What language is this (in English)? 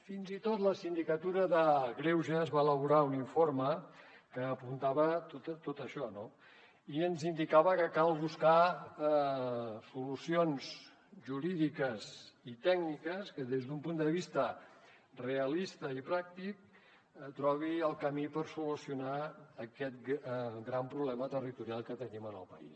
Catalan